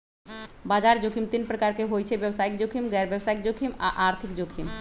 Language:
Magahi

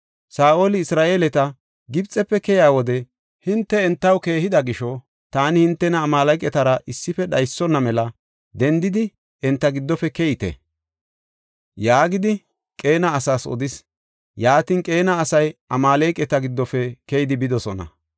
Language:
Gofa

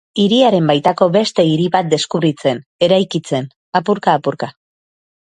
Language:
Basque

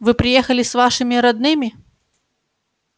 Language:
Russian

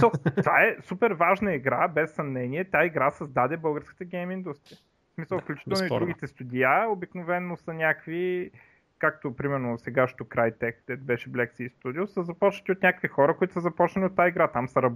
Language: Bulgarian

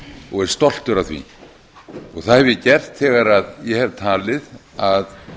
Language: Icelandic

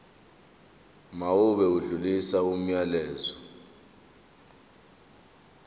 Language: Zulu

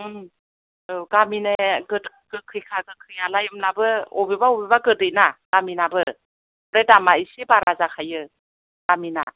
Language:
Bodo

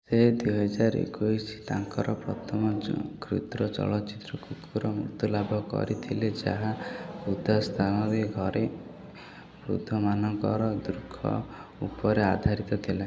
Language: Odia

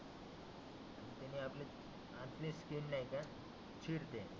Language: Marathi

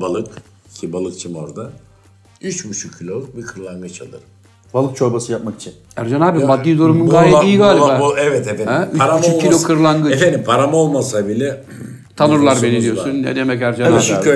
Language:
Turkish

